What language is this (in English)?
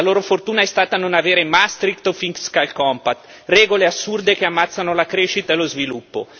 Italian